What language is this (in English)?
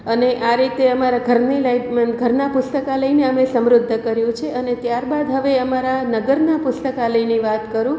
Gujarati